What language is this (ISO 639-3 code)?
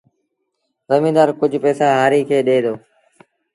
sbn